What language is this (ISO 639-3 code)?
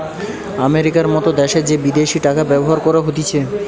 ben